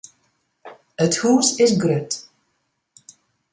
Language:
Western Frisian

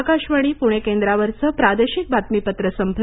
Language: Marathi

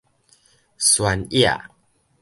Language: Min Nan Chinese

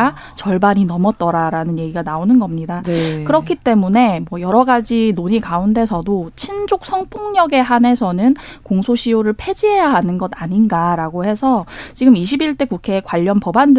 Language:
Korean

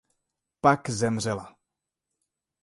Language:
Czech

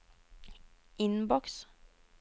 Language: Norwegian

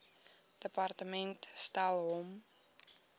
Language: Afrikaans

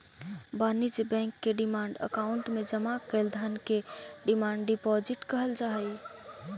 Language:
Magahi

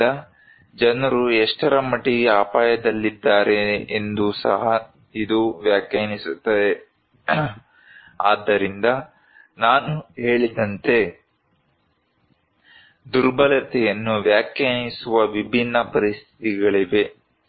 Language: Kannada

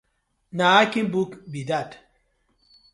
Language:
Nigerian Pidgin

